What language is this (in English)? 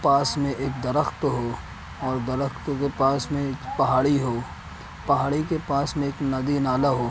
Urdu